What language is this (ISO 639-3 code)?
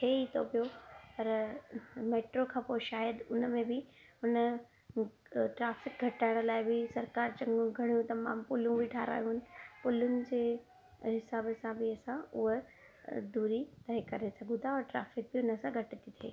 snd